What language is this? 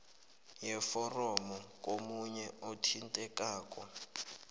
South Ndebele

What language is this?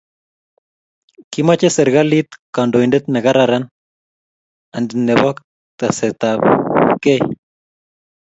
Kalenjin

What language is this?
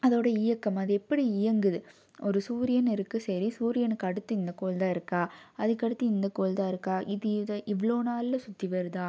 Tamil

